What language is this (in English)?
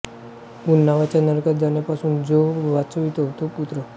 Marathi